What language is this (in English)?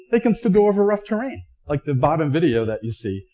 English